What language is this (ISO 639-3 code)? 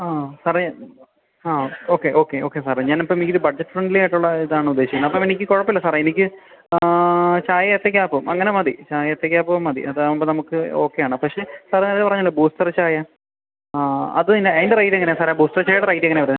mal